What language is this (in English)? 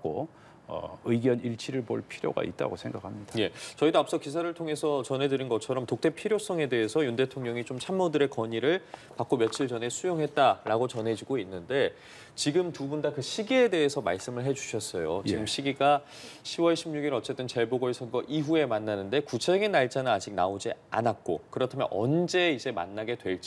Korean